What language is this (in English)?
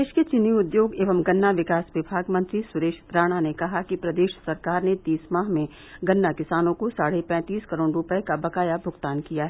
Hindi